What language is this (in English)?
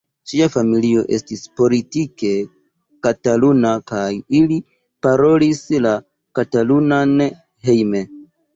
Esperanto